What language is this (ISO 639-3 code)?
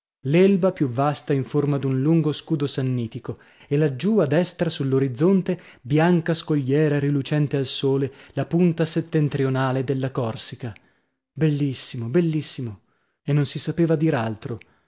ita